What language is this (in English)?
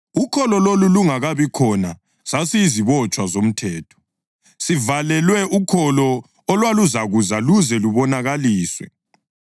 North Ndebele